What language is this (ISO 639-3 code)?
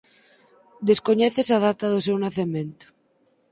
glg